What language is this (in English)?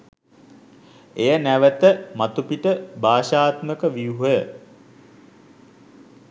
Sinhala